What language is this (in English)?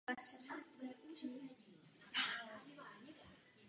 Czech